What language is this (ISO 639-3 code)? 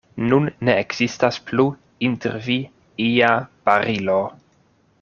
epo